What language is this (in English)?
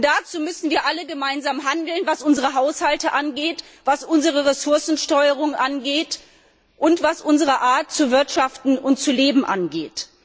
German